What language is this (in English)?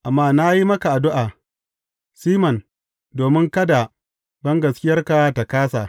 Hausa